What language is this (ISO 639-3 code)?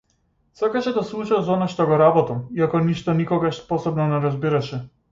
mkd